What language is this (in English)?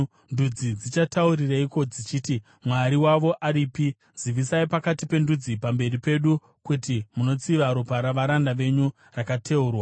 Shona